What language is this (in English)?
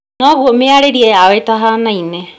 Kikuyu